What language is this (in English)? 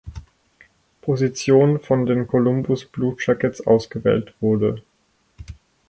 German